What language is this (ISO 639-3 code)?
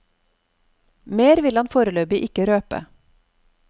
nor